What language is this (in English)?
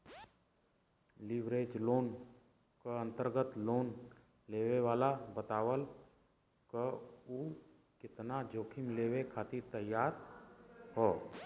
Bhojpuri